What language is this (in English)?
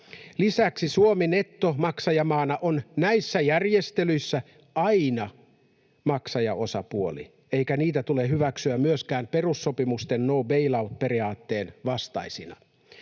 Finnish